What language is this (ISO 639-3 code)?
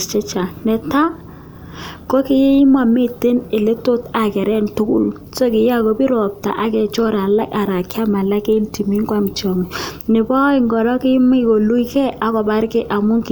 kln